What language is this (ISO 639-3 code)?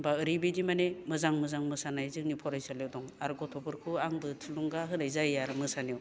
brx